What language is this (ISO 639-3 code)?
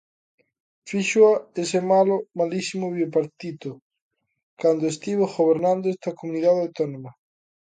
glg